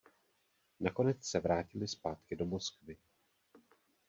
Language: Czech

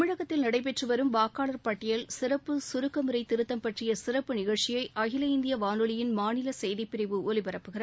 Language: Tamil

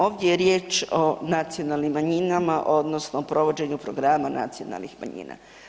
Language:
Croatian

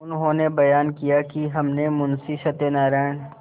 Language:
Hindi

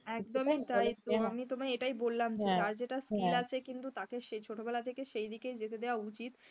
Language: Bangla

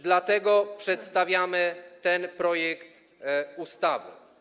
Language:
Polish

